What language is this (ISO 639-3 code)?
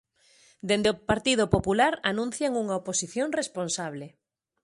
glg